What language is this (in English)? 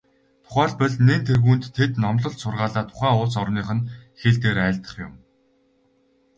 Mongolian